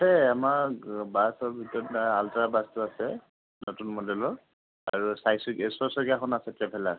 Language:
Assamese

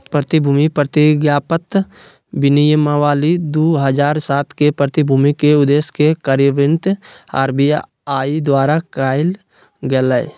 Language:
Magahi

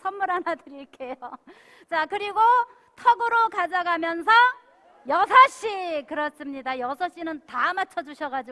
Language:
Korean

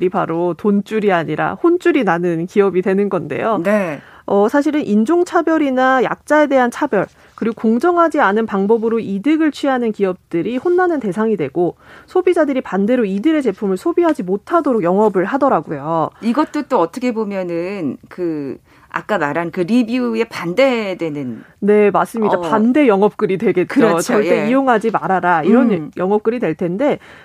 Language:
Korean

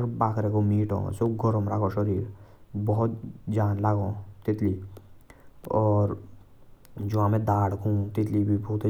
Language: Jaunsari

